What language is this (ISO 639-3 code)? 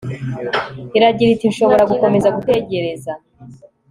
kin